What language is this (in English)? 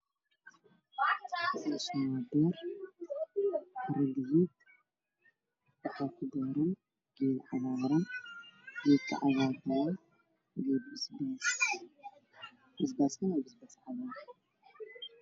Somali